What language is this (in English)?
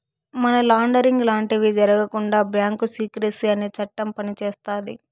Telugu